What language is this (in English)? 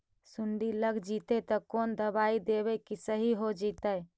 Magahi